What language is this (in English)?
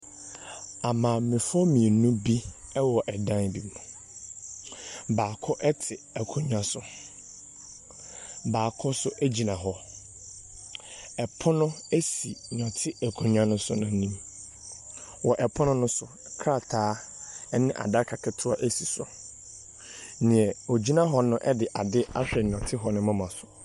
Akan